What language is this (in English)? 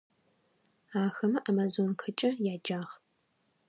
Adyghe